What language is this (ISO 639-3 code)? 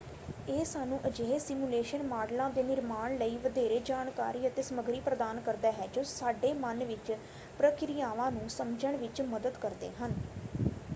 pan